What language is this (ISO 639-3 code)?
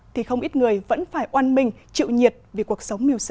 vie